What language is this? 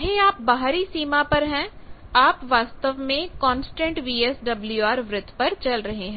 Hindi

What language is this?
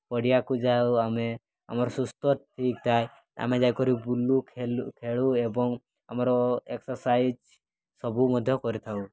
Odia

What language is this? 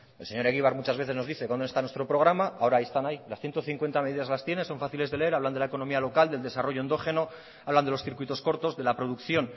Spanish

